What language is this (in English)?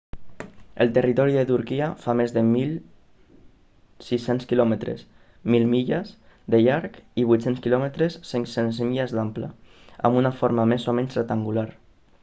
Catalan